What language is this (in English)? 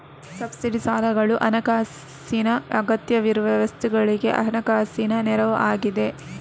Kannada